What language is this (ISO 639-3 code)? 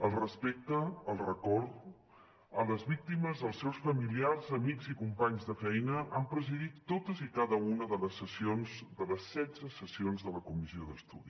cat